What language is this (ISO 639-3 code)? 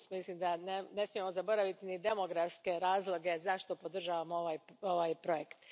hrv